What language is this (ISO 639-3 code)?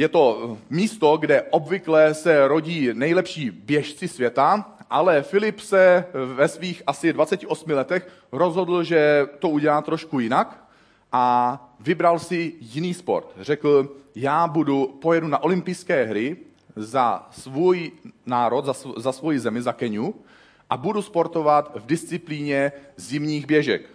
ces